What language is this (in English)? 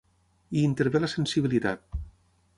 Catalan